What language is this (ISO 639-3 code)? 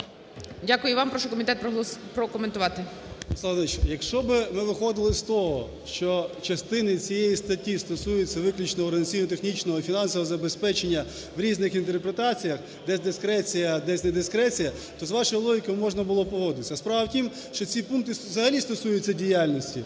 ukr